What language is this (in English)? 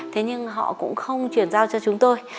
Vietnamese